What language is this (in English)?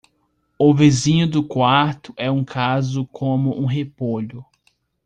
Portuguese